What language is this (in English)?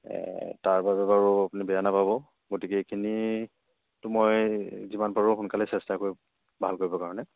Assamese